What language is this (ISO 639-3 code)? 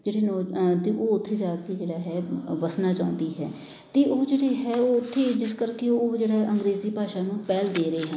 pan